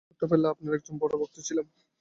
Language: Bangla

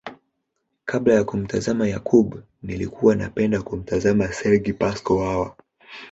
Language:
Swahili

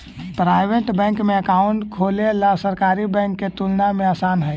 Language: Magahi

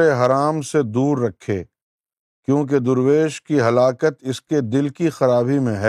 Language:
Urdu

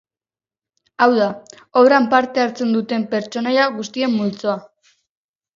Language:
Basque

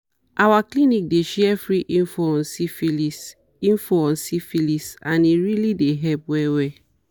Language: Nigerian Pidgin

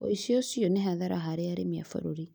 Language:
Kikuyu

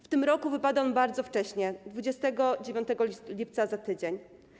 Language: Polish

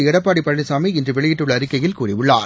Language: Tamil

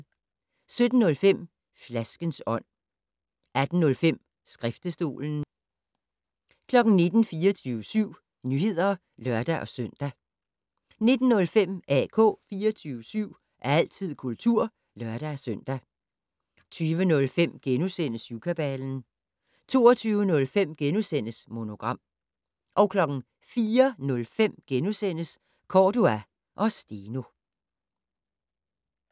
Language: Danish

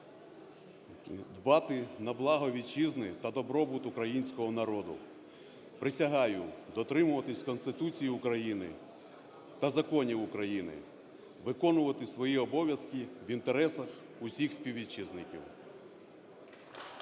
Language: Ukrainian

